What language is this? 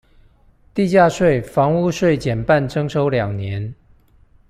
Chinese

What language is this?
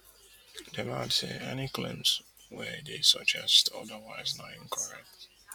Nigerian Pidgin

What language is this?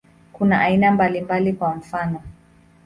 Swahili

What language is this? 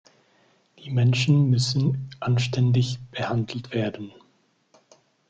German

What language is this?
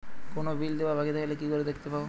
Bangla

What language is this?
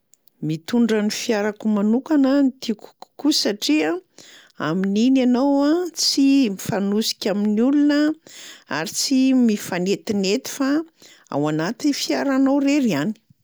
Malagasy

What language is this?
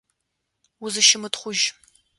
Adyghe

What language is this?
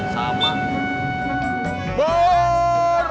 Indonesian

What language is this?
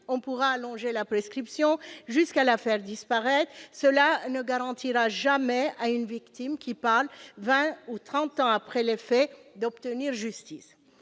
French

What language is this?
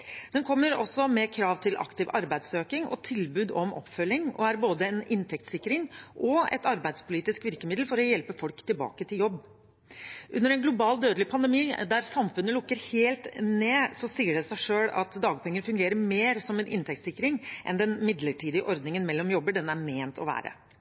Norwegian Bokmål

